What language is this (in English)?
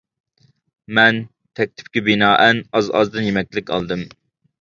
Uyghur